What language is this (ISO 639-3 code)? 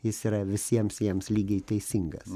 lit